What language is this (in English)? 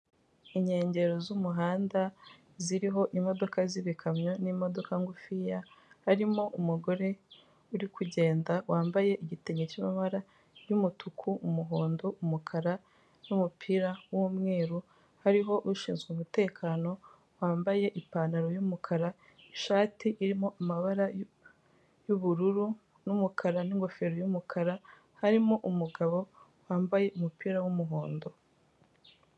Kinyarwanda